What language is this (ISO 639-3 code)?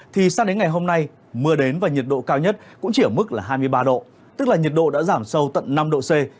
vie